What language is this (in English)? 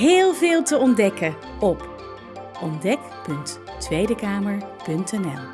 Dutch